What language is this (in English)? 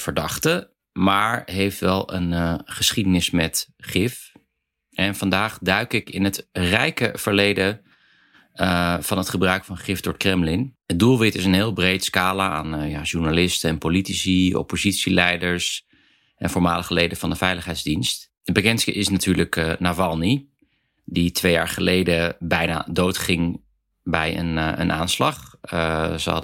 Dutch